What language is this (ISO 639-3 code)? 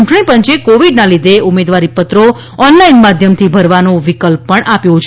guj